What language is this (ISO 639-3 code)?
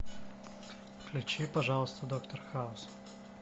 rus